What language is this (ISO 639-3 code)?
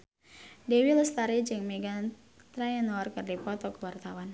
sun